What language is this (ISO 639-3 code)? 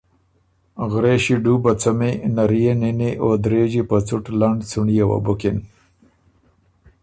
oru